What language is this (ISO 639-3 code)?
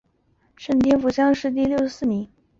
zho